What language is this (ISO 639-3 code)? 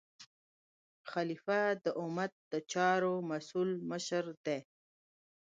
pus